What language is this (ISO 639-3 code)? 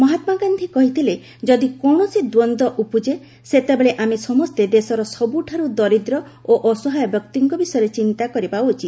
ori